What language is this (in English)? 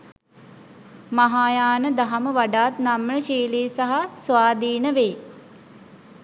Sinhala